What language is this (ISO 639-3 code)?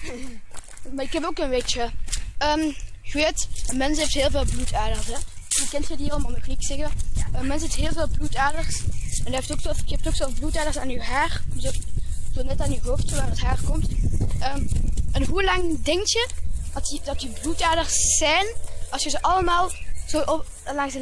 nld